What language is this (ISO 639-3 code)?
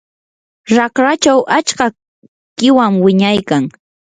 qur